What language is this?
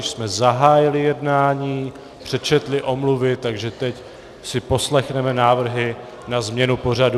Czech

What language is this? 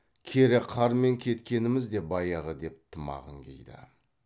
Kazakh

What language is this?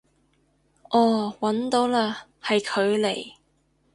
Cantonese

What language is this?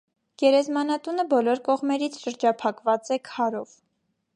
Armenian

